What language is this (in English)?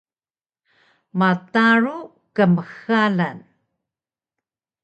Taroko